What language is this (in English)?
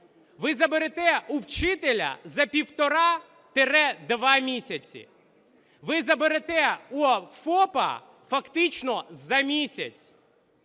Ukrainian